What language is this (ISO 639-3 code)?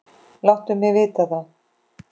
isl